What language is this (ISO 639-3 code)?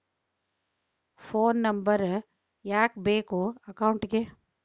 kan